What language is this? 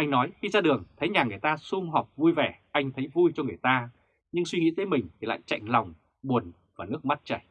Vietnamese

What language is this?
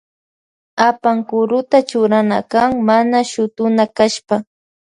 Loja Highland Quichua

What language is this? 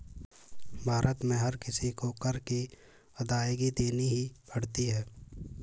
Hindi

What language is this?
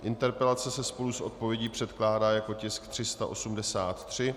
Czech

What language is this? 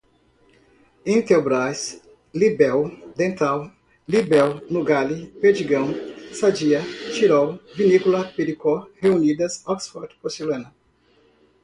Portuguese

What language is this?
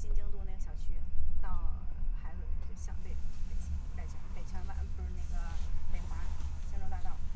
Chinese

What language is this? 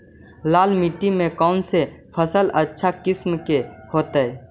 Magahi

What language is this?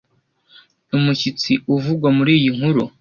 Kinyarwanda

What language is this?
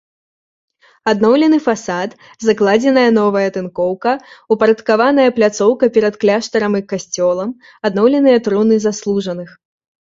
Belarusian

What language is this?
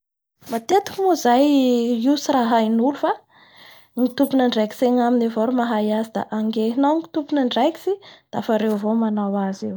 Bara Malagasy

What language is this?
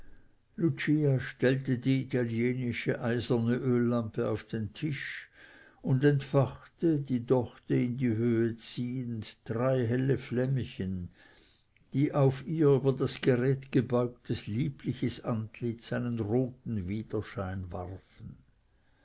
German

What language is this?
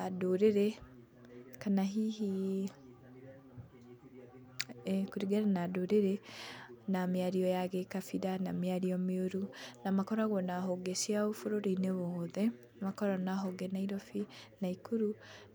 Kikuyu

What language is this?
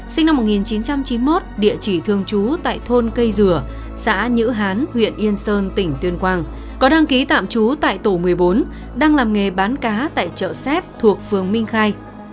Vietnamese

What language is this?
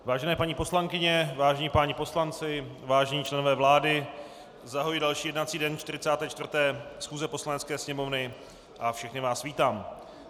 Czech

